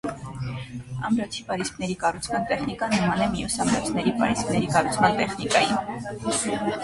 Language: Armenian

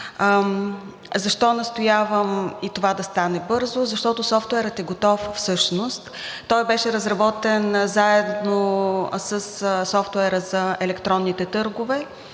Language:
Bulgarian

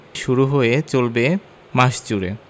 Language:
Bangla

